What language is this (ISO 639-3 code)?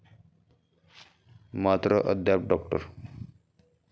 mar